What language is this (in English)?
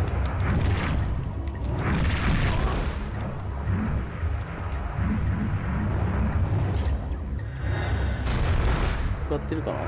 Japanese